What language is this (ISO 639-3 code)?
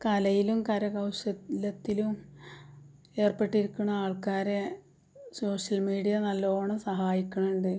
mal